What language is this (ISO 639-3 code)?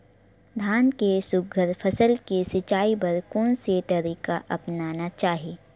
hne